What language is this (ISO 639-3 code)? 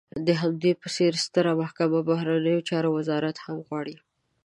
pus